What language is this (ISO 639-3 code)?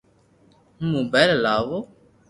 lrk